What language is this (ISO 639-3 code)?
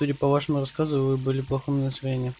rus